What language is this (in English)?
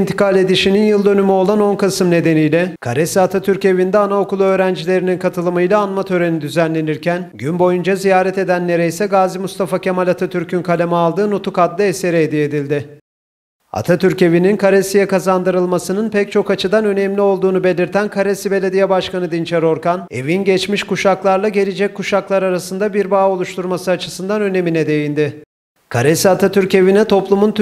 Turkish